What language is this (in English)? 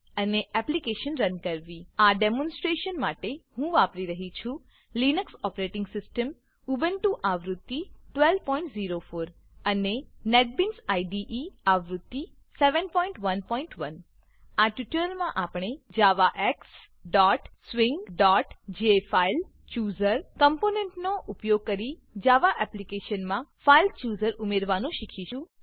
Gujarati